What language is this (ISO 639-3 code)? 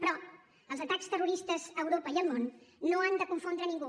cat